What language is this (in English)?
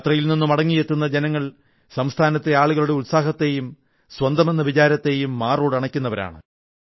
Malayalam